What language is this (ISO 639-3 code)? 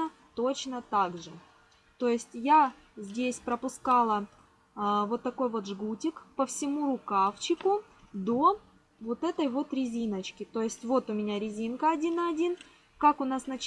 rus